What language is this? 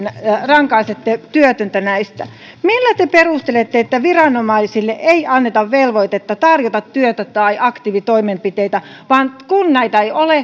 Finnish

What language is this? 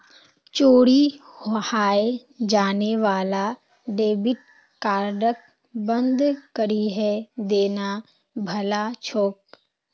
Magahi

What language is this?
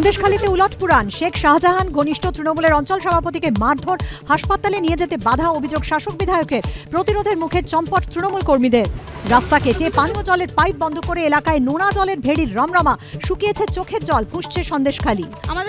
Bangla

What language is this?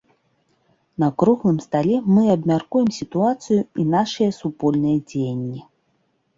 Belarusian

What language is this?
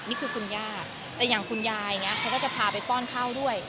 Thai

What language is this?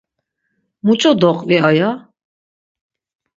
Laz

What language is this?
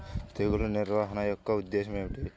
Telugu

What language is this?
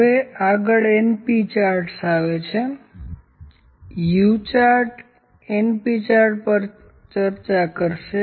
Gujarati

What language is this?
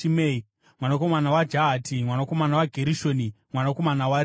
Shona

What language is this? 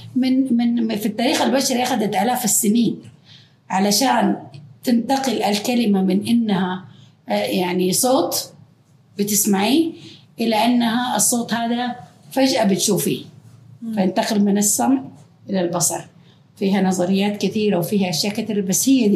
Arabic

